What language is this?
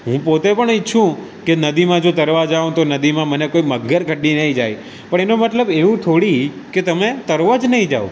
Gujarati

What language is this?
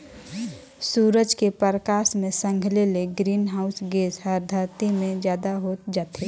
Chhattisgarhi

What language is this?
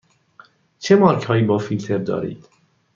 Persian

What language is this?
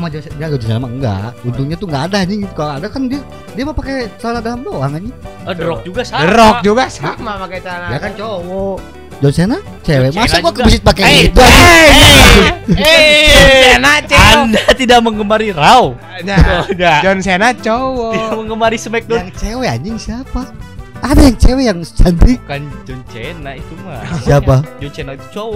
Indonesian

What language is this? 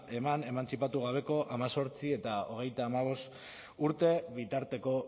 Basque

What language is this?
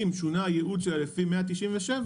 Hebrew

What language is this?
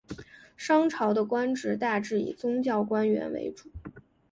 Chinese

